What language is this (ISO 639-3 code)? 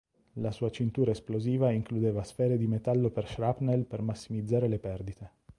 ita